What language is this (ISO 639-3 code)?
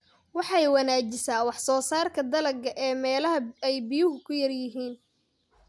som